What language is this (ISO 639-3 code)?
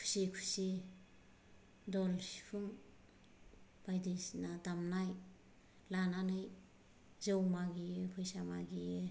brx